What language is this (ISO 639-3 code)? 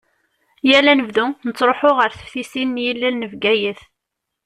kab